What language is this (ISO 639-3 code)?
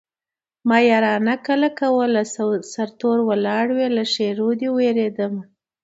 pus